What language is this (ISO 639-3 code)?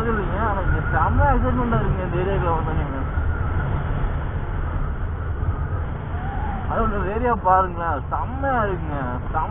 hin